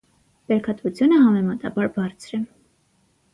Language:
Armenian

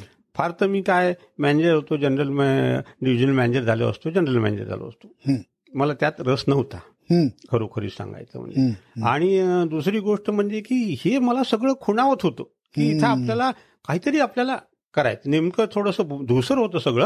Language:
Marathi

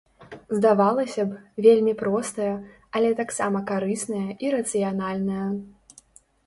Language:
Belarusian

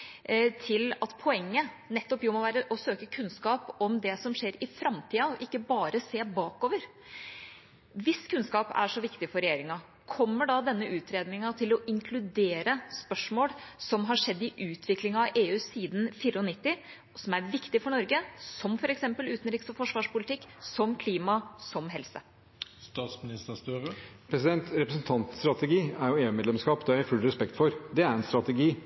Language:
Norwegian Bokmål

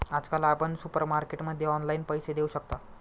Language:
Marathi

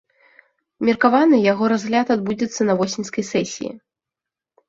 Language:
Belarusian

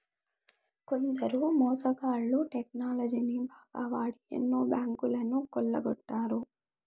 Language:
Telugu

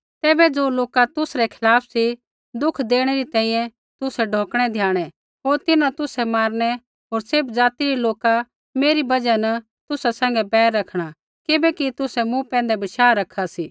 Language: Kullu Pahari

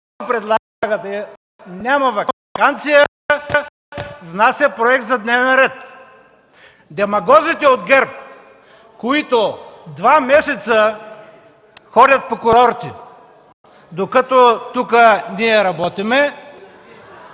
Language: Bulgarian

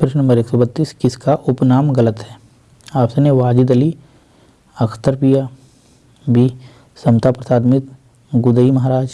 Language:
Hindi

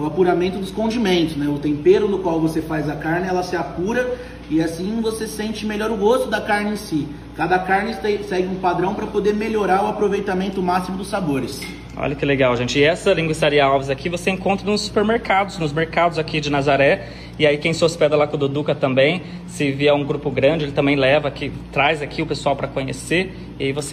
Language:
Portuguese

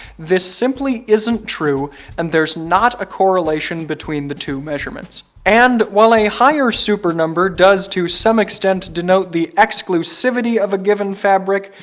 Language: English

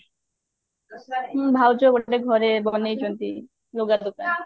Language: Odia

